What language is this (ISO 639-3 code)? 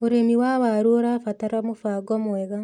kik